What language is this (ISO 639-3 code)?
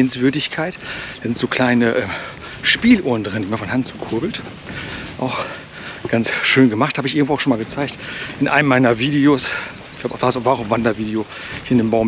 deu